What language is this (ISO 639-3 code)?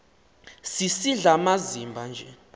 xho